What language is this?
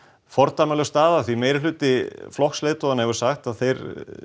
Icelandic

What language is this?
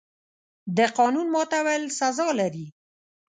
Pashto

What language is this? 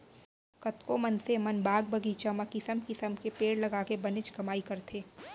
Chhattisgarhi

